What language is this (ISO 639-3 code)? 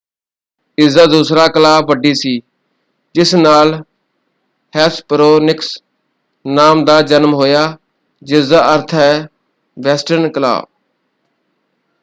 pan